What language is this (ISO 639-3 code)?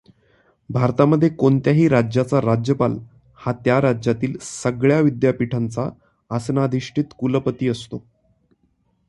mar